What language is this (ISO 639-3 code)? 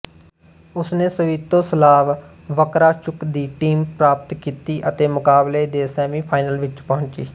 pan